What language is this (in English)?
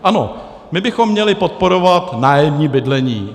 Czech